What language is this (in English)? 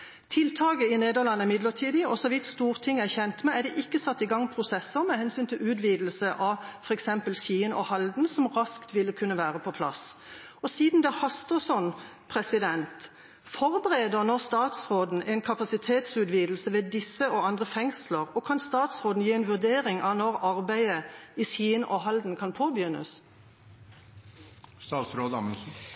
Norwegian Bokmål